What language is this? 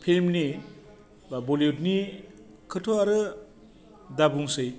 Bodo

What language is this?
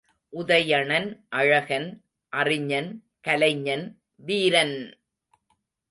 Tamil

